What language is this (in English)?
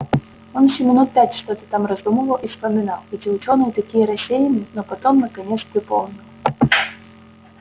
Russian